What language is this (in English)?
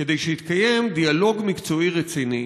Hebrew